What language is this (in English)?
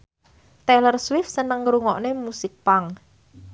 Javanese